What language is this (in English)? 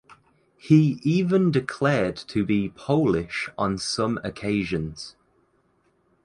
English